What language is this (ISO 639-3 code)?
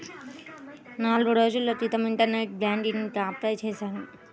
tel